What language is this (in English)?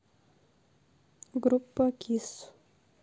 Russian